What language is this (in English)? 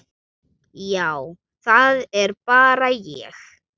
Icelandic